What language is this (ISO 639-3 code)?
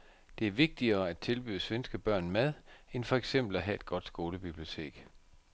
dan